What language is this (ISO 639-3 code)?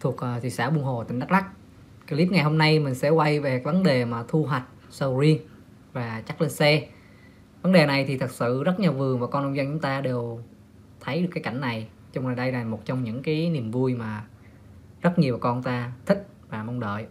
vie